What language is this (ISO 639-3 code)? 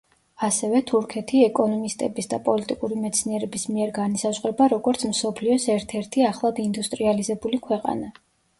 kat